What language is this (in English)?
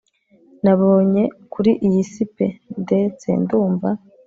Kinyarwanda